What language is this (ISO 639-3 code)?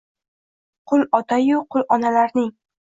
uzb